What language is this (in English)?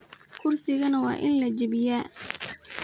Somali